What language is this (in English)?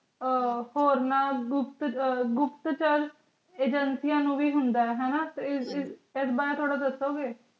Punjabi